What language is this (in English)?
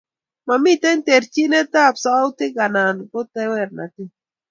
Kalenjin